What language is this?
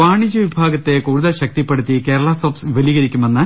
Malayalam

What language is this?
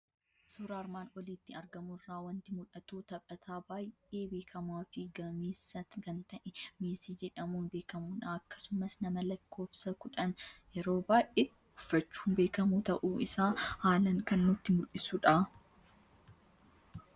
Oromo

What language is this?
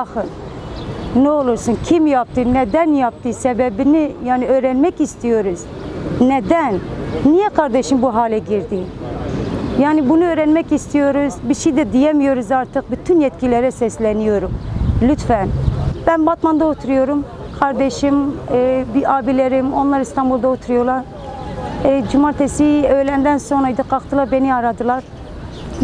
Turkish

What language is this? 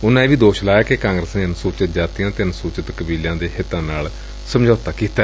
Punjabi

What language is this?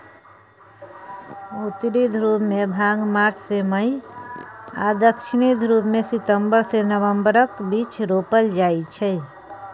Maithili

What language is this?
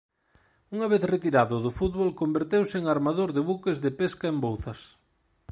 Galician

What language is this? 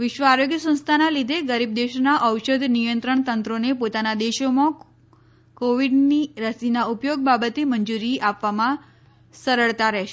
Gujarati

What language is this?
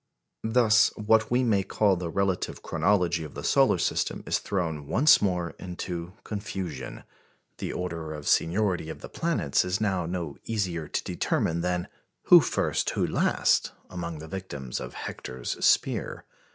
English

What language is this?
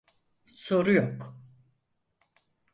Turkish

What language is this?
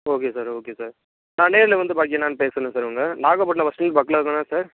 Tamil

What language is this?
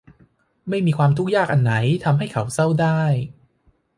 Thai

